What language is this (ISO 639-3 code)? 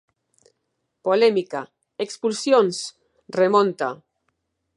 glg